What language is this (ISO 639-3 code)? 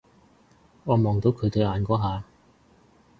yue